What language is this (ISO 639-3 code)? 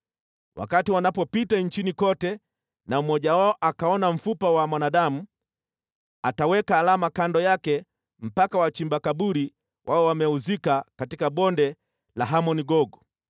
swa